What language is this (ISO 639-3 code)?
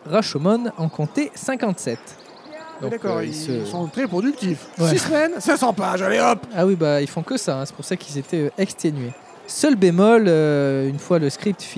fra